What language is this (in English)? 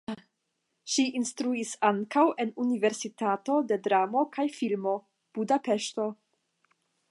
Esperanto